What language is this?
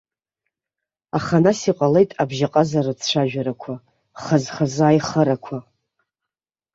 Abkhazian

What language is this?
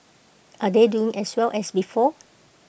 English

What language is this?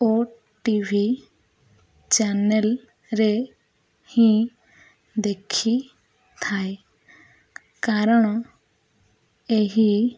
Odia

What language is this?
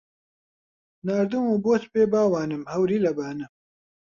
Central Kurdish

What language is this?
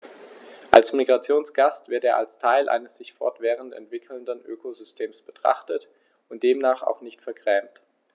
German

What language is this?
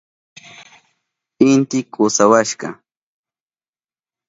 Southern Pastaza Quechua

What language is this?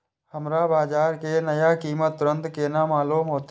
Maithili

